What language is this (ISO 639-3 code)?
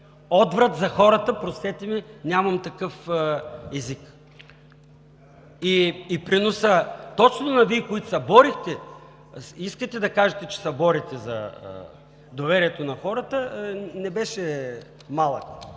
bul